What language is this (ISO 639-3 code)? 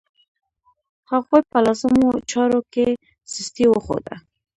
pus